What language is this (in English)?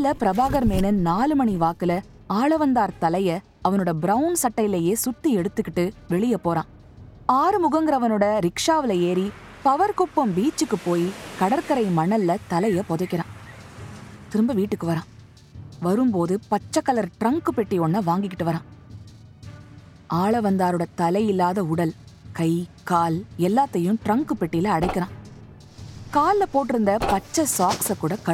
Tamil